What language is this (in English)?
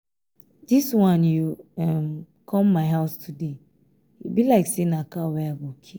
Nigerian Pidgin